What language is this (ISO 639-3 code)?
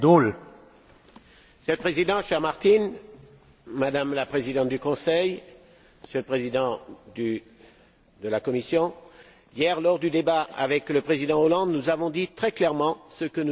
fra